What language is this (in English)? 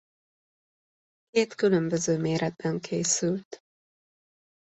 Hungarian